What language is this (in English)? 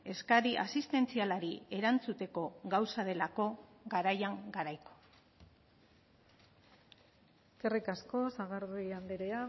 Basque